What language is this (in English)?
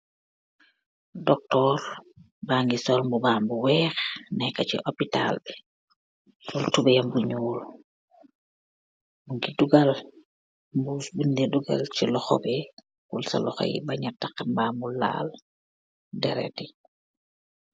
Wolof